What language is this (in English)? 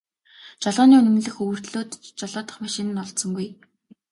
Mongolian